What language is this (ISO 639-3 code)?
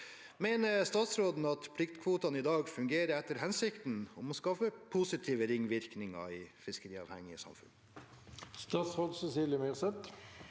nor